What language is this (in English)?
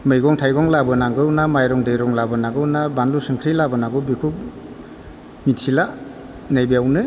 Bodo